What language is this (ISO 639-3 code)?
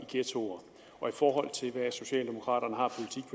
dan